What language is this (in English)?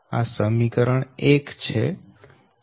Gujarati